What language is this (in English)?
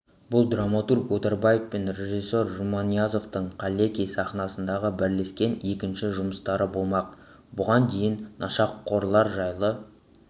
Kazakh